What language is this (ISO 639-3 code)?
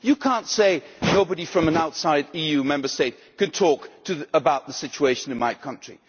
eng